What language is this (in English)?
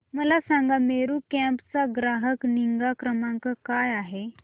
Marathi